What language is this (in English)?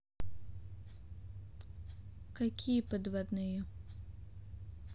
Russian